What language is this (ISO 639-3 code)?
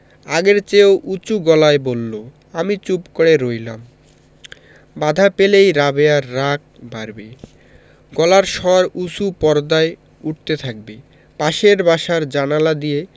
ben